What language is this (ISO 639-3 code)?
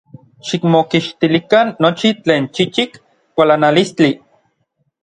nlv